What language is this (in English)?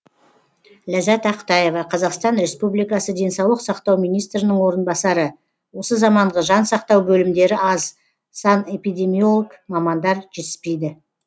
Kazakh